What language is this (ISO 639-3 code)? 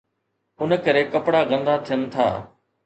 snd